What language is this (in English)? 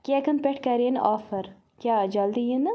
Kashmiri